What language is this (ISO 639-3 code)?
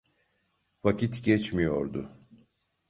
tur